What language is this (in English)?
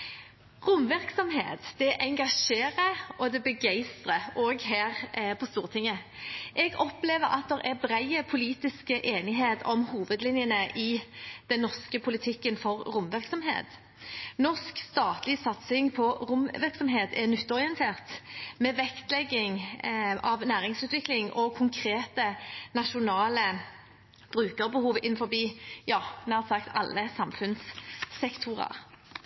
Norwegian Bokmål